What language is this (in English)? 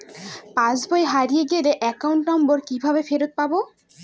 Bangla